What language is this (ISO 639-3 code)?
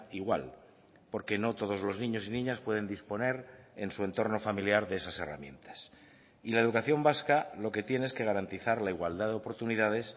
spa